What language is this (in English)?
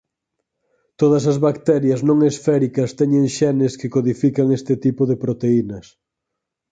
Galician